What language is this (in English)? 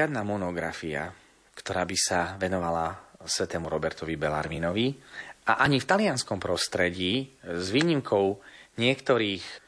Slovak